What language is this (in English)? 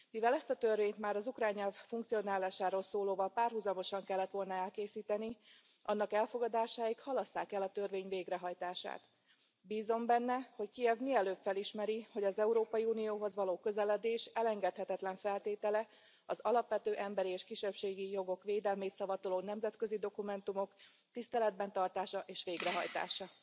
Hungarian